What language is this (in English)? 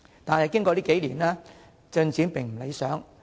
Cantonese